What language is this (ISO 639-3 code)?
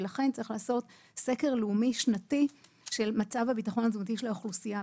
heb